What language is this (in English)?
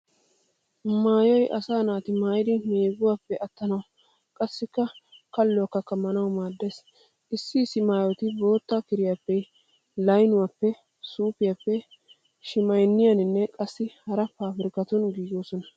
Wolaytta